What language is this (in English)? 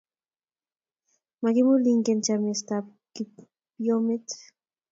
Kalenjin